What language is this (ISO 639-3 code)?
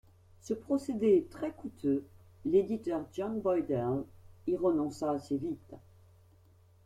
fra